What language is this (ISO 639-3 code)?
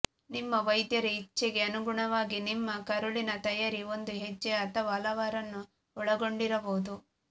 kan